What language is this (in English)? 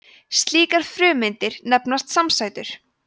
Icelandic